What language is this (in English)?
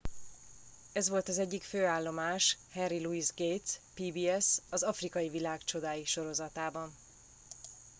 Hungarian